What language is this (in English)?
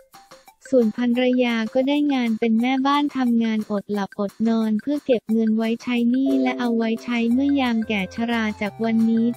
Thai